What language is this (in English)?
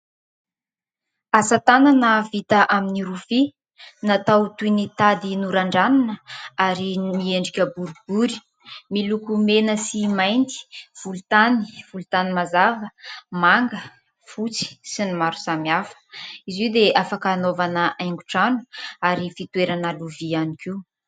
Malagasy